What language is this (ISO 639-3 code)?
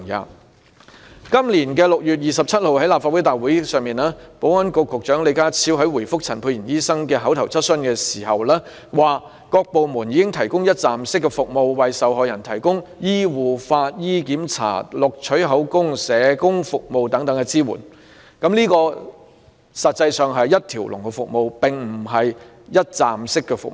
yue